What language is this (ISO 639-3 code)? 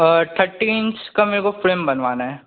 hin